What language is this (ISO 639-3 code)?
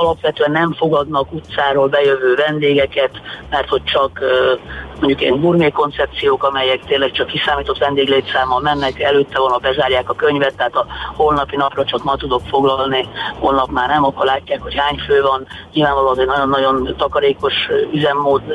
hun